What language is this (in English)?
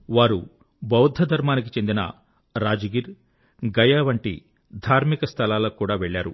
Telugu